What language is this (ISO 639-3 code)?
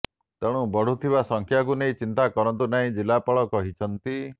ori